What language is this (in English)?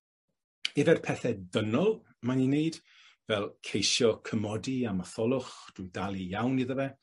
Welsh